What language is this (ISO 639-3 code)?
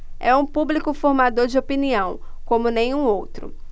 por